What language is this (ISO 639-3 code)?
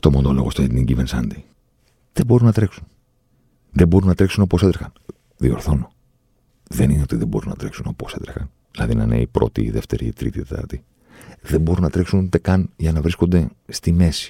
ell